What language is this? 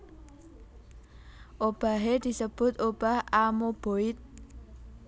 Javanese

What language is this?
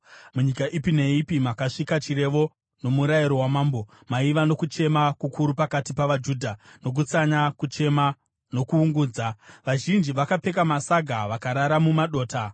Shona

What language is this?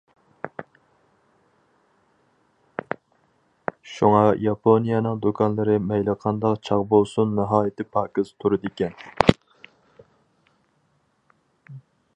Uyghur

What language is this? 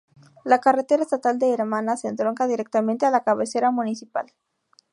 Spanish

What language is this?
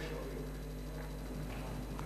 Hebrew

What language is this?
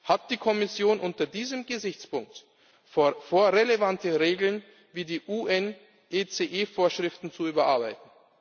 German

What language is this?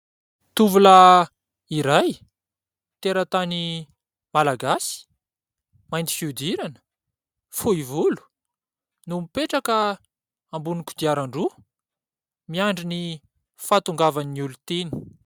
Malagasy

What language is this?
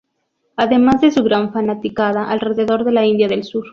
Spanish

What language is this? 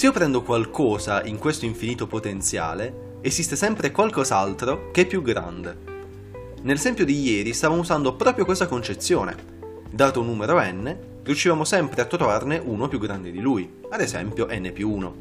Italian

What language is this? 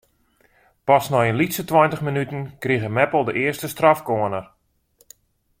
Western Frisian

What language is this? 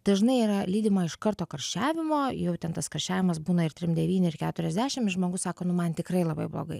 Lithuanian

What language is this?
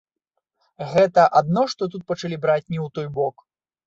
Belarusian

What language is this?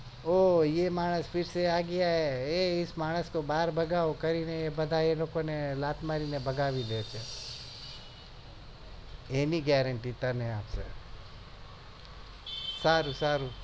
Gujarati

